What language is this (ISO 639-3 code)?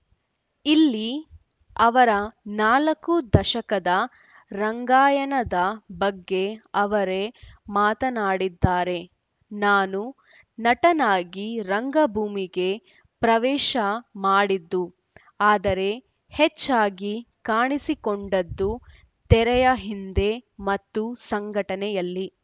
kan